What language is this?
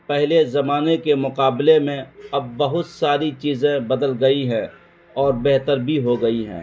Urdu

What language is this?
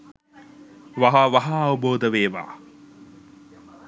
Sinhala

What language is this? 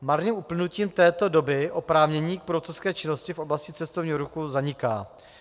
Czech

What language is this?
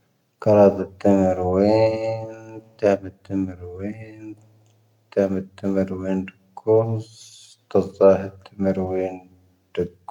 Tahaggart Tamahaq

